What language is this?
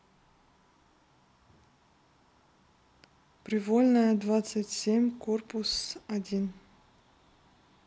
Russian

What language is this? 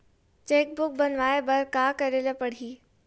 Chhattisgarhi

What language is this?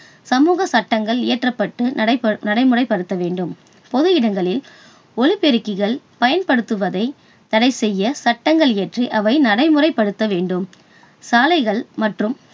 Tamil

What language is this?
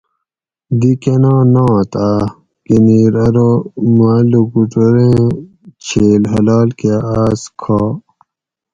Gawri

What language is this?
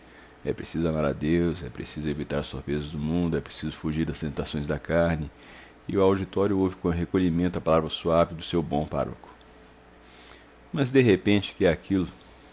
Portuguese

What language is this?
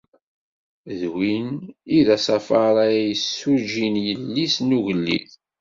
Kabyle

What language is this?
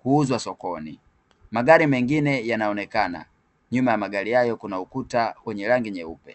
Swahili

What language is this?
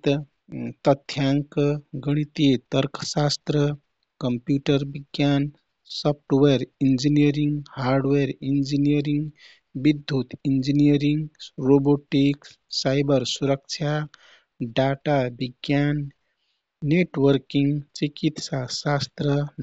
Kathoriya Tharu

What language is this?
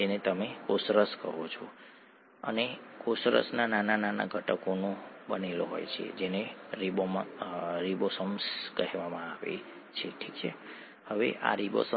Gujarati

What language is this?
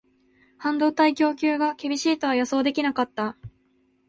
Japanese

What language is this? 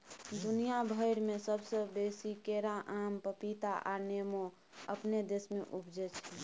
Maithili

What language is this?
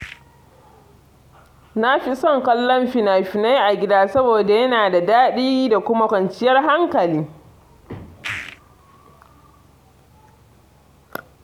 Hausa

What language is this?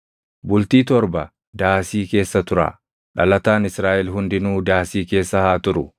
Oromo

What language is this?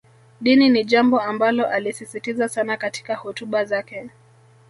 Swahili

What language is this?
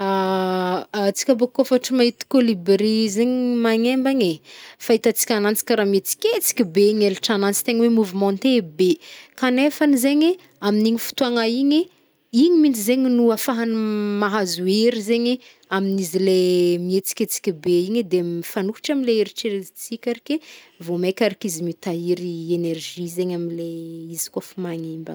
Northern Betsimisaraka Malagasy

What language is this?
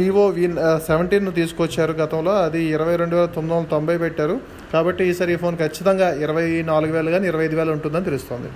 Telugu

